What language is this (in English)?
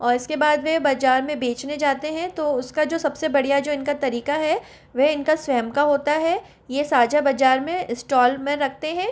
Hindi